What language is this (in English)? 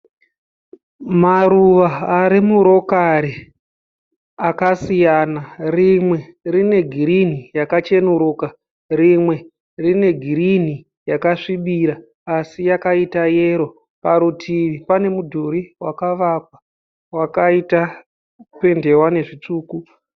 Shona